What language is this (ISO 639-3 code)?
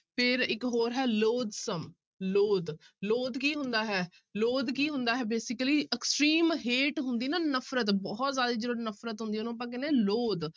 pan